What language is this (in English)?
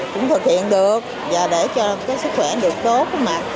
Vietnamese